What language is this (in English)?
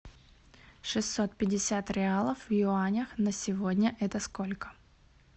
Russian